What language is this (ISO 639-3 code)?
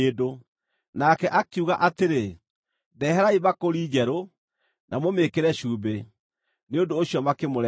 kik